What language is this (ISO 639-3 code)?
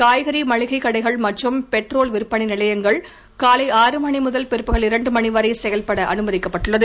tam